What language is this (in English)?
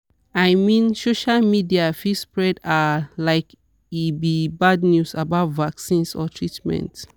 Nigerian Pidgin